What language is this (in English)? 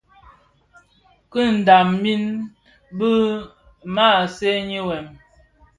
Bafia